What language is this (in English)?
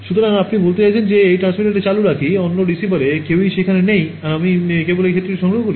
Bangla